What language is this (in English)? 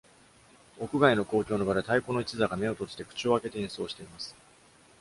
Japanese